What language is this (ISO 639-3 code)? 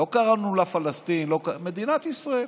heb